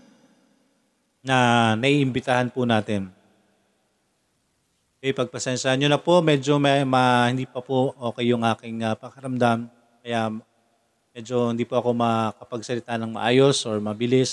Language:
Filipino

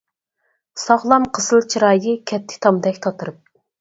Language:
Uyghur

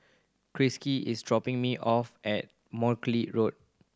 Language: English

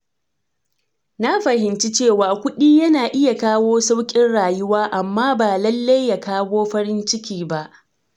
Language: Hausa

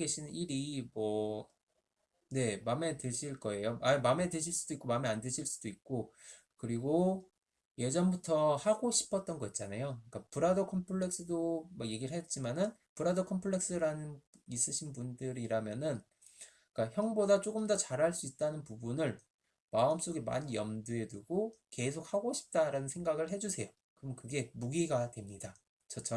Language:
Korean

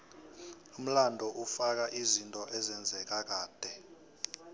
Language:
South Ndebele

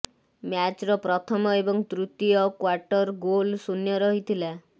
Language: Odia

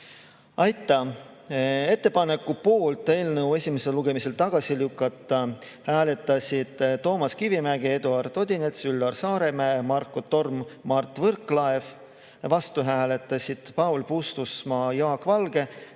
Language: Estonian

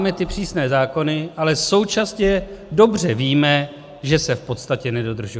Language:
Czech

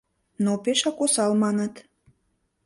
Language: Mari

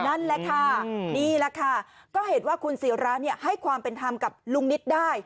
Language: Thai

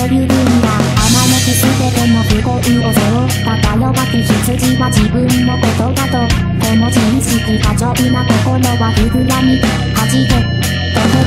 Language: Thai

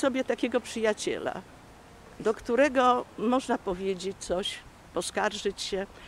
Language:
Polish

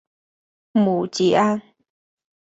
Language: Chinese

